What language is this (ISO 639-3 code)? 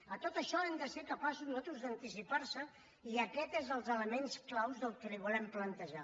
cat